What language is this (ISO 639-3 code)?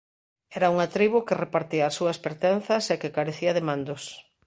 glg